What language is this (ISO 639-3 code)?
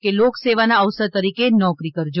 guj